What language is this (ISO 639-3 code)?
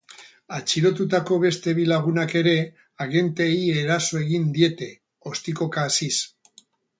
eus